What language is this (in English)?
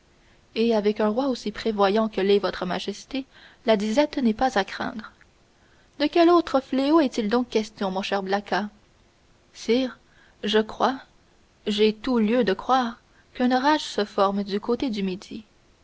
French